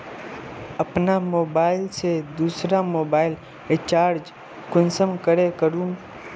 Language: Magahi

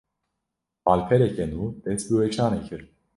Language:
Kurdish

